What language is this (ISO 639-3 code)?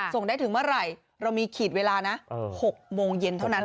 tha